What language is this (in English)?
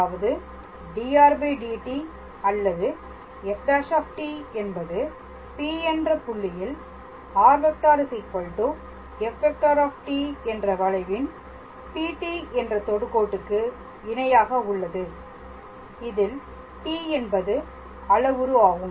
Tamil